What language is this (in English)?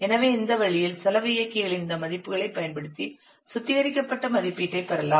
Tamil